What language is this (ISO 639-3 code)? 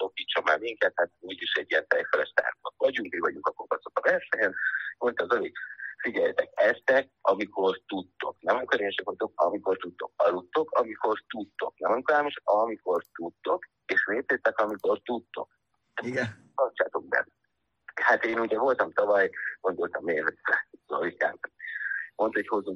hun